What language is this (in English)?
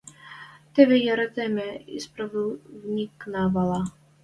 Western Mari